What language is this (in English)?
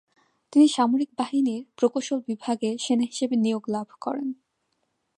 Bangla